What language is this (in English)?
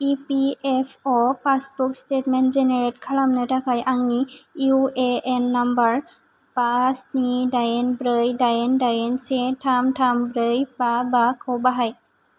Bodo